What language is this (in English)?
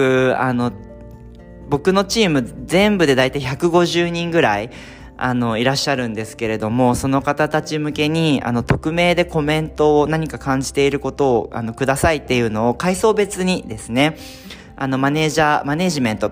Japanese